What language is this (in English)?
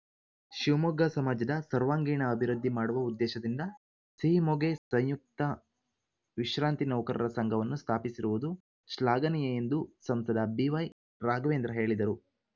Kannada